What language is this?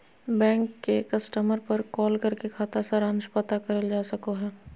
Magahi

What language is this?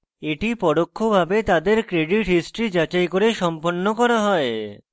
Bangla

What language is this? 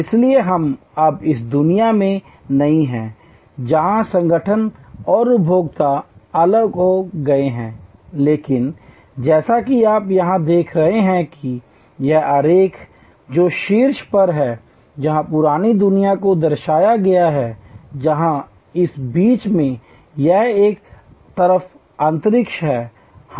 Hindi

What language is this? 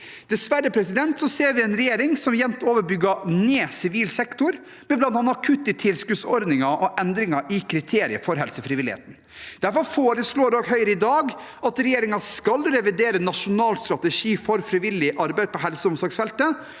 Norwegian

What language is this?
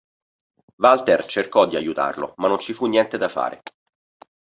Italian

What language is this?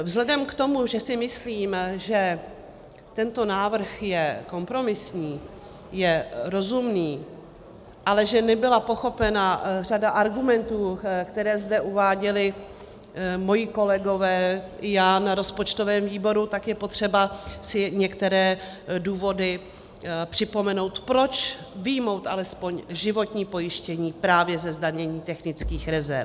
Czech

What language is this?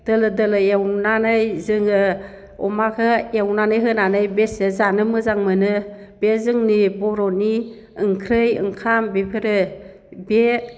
Bodo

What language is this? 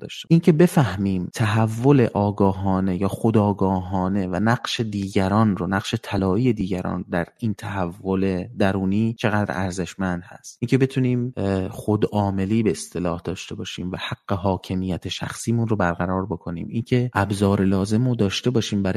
Persian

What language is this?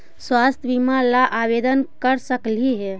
Magahi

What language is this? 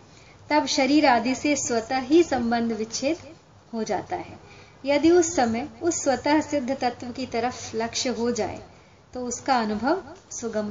Hindi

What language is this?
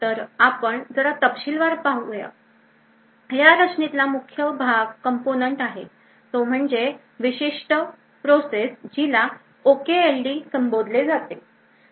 Marathi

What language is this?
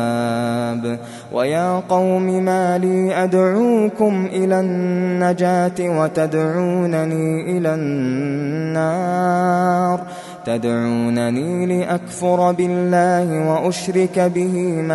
Arabic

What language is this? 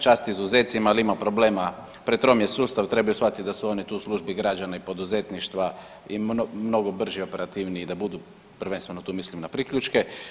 Croatian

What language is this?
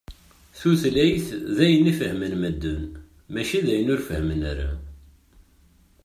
Kabyle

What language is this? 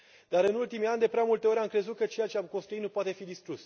Romanian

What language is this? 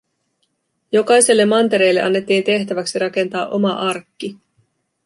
Finnish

